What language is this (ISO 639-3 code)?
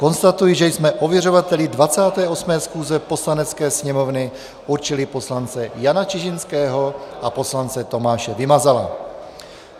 ces